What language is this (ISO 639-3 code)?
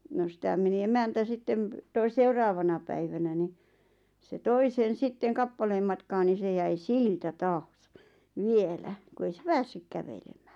fin